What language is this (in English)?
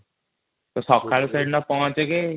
Odia